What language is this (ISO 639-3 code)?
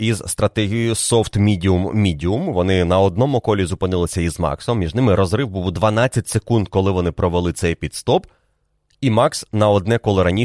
ukr